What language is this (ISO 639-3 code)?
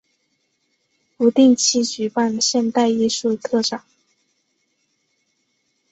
zho